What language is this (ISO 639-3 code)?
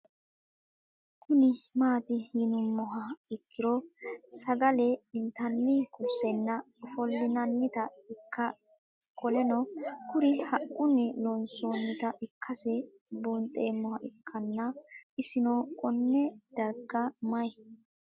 sid